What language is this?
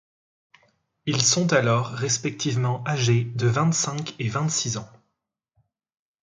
French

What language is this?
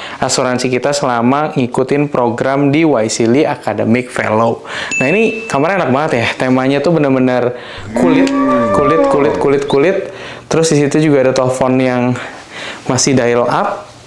Indonesian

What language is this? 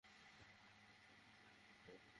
Bangla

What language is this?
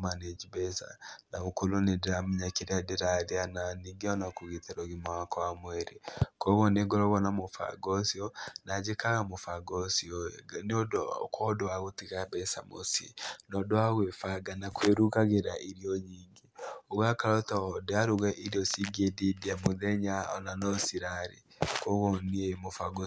Kikuyu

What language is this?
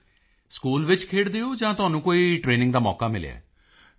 Punjabi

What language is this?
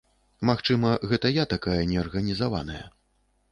Belarusian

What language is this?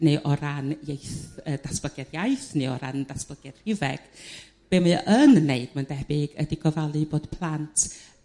Welsh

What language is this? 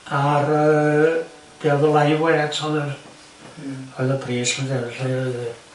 Welsh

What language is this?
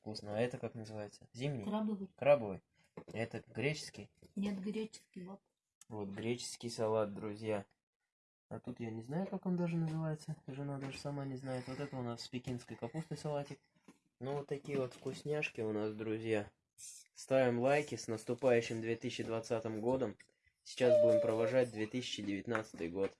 Russian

